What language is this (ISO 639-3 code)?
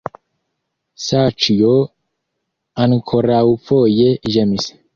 epo